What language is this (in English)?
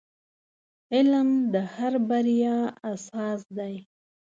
Pashto